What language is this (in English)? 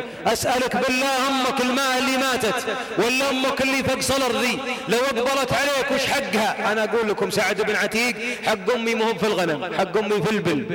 Arabic